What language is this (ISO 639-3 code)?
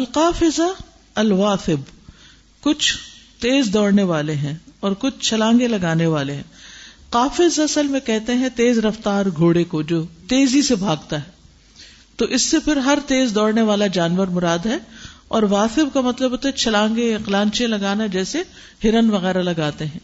urd